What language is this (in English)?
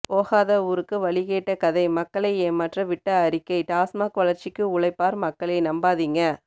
Tamil